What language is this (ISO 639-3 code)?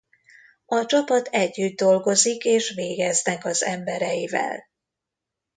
hun